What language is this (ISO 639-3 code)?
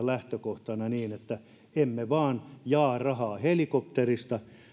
fin